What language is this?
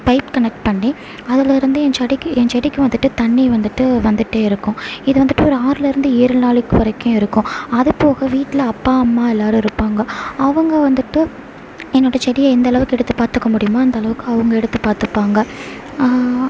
Tamil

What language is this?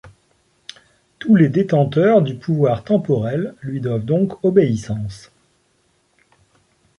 French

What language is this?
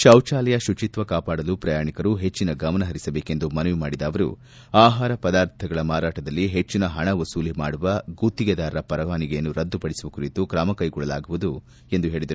Kannada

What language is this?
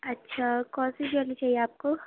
Urdu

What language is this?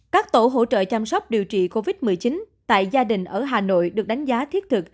Vietnamese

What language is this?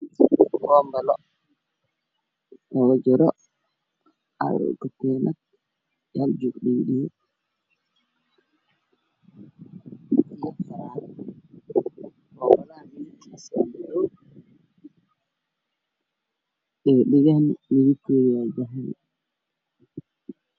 Somali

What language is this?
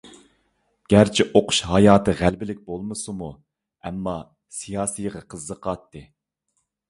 Uyghur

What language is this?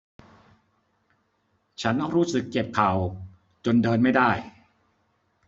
Thai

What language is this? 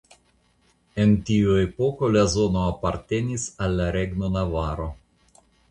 Esperanto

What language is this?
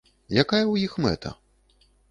Belarusian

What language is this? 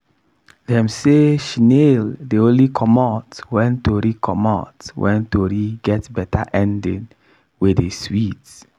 Nigerian Pidgin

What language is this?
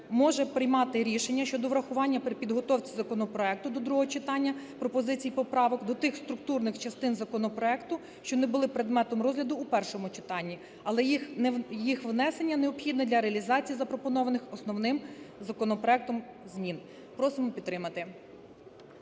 Ukrainian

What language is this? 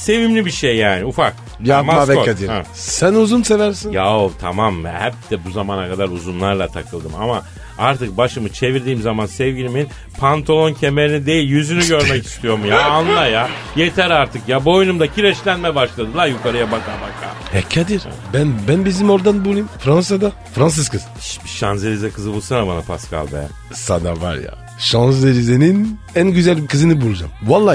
Turkish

